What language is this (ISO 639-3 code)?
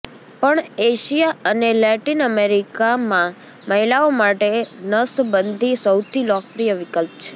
guj